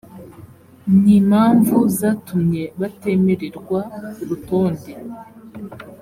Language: Kinyarwanda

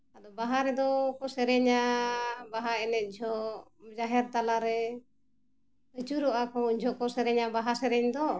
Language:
Santali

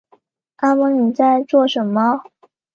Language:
Chinese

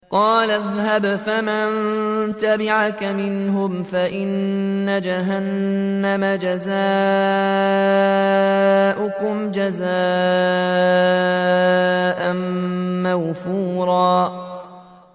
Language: Arabic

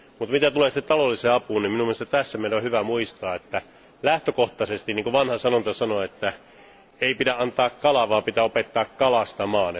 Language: Finnish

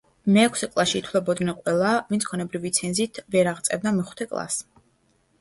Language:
Georgian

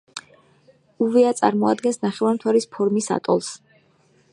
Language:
Georgian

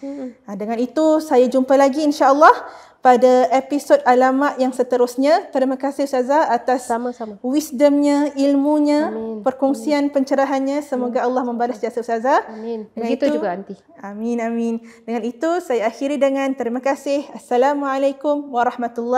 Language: Malay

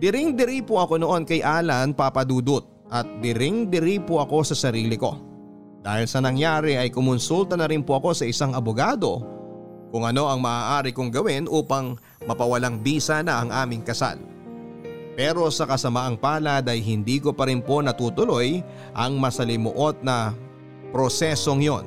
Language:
Filipino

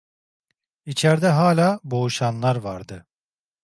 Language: Turkish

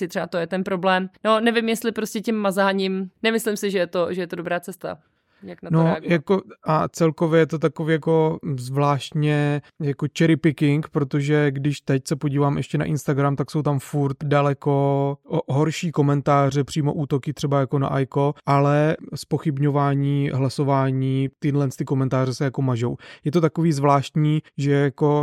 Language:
Czech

